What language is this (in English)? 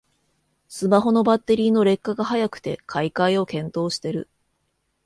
Japanese